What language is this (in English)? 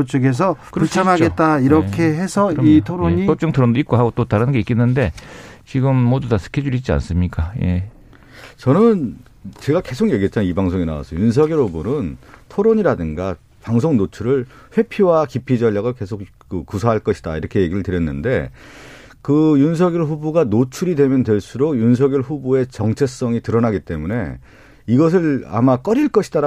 Korean